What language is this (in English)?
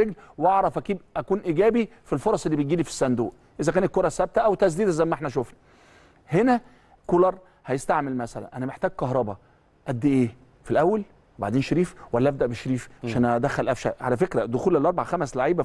Arabic